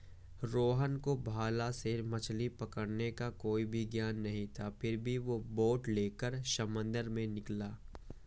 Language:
Hindi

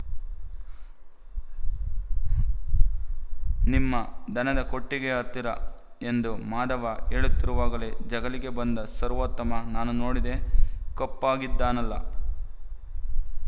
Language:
Kannada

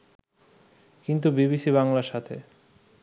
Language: Bangla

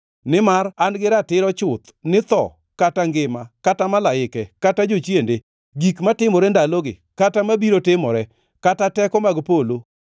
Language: Luo (Kenya and Tanzania)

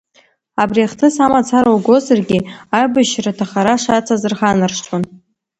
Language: Abkhazian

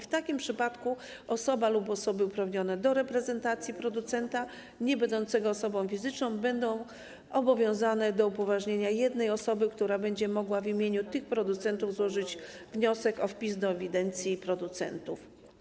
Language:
Polish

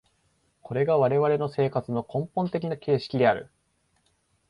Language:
Japanese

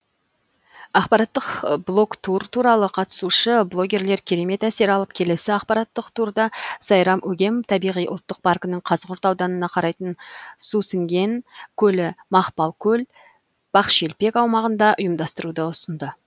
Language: Kazakh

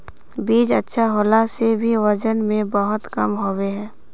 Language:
Magahi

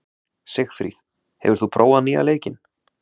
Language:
Icelandic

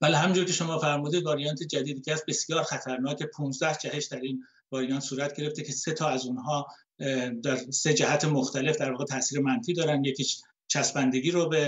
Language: Persian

